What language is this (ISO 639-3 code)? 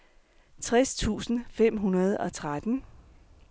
dan